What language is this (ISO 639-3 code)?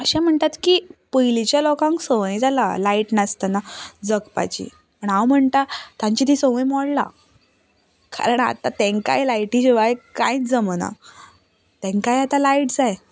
kok